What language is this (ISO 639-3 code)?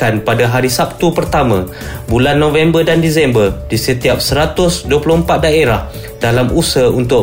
msa